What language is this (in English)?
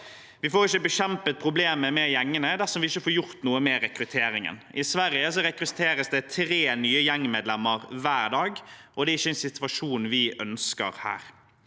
Norwegian